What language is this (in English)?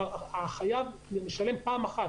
Hebrew